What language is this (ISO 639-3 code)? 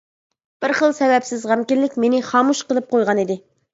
uig